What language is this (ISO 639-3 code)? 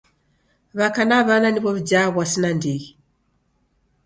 dav